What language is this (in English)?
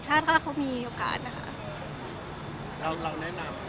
Thai